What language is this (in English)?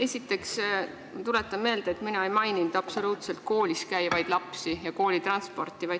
Estonian